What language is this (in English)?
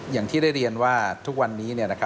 Thai